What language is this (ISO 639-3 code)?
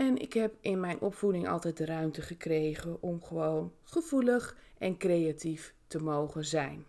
nld